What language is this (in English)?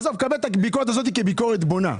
Hebrew